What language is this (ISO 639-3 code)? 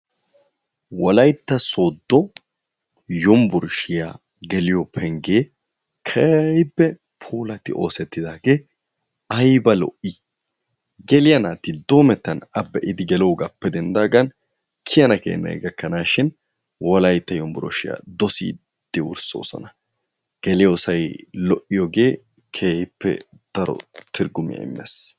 wal